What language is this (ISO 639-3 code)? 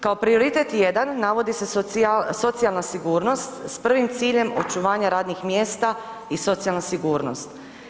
hrv